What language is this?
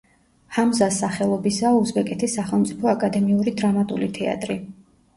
Georgian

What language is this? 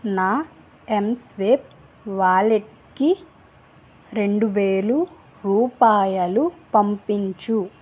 Telugu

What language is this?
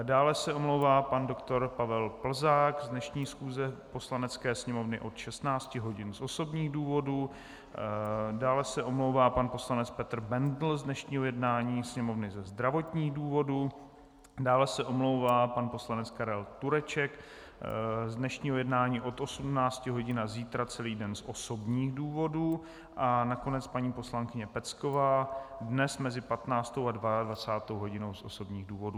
Czech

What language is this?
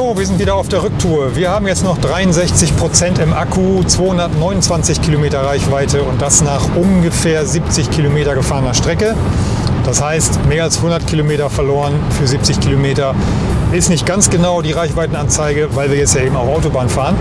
German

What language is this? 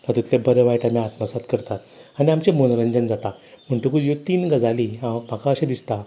Konkani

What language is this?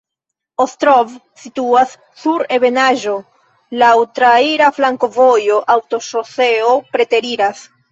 Esperanto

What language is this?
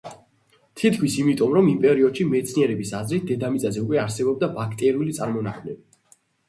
Georgian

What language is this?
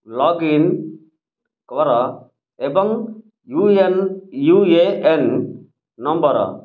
Odia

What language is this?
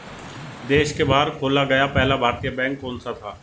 Hindi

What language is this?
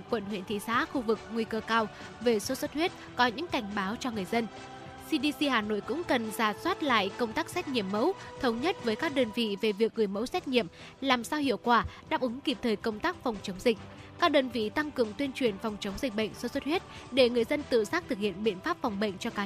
Vietnamese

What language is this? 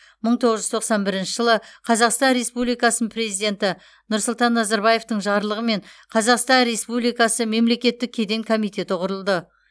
Kazakh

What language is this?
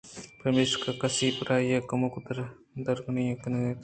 Eastern Balochi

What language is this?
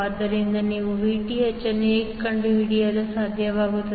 Kannada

